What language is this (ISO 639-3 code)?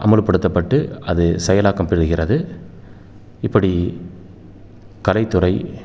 tam